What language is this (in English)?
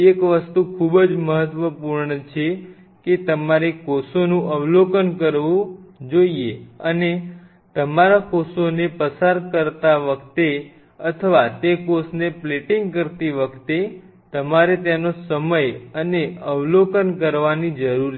Gujarati